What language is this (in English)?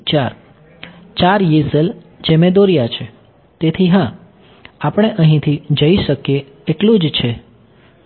Gujarati